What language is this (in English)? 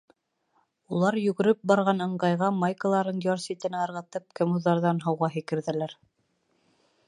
Bashkir